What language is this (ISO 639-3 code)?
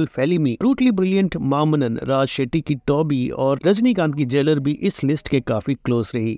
hin